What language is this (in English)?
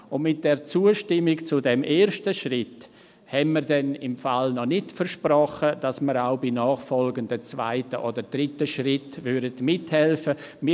Swiss German